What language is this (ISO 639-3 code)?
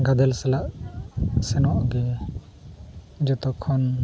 sat